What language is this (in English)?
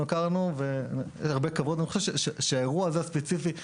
Hebrew